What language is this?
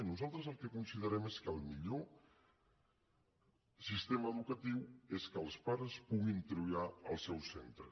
Catalan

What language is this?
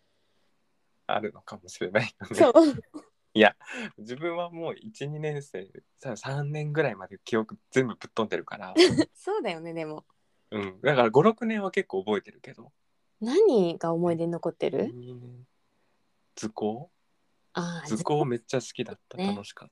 Japanese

